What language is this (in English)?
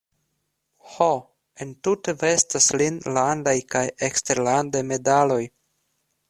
Esperanto